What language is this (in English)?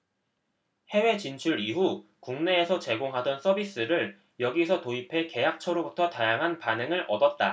Korean